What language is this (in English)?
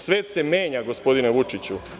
Serbian